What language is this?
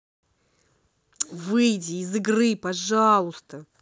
Russian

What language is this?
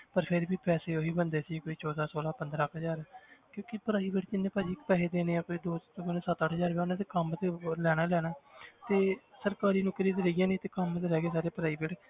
Punjabi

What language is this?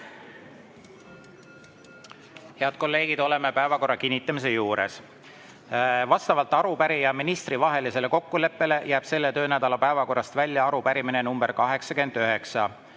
Estonian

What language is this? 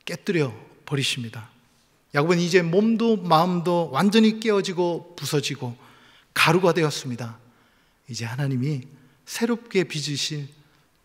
Korean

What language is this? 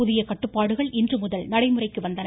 Tamil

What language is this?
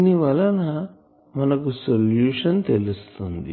Telugu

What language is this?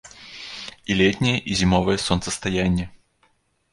Belarusian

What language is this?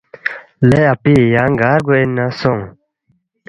Balti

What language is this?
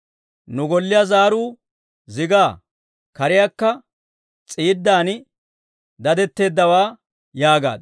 Dawro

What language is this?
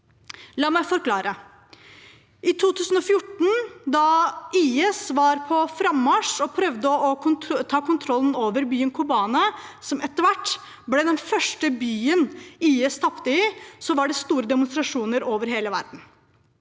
Norwegian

